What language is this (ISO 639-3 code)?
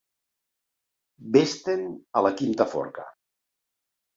cat